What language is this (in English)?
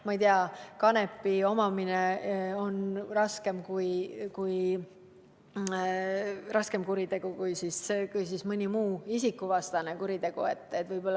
Estonian